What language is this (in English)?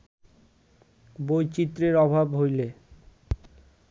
Bangla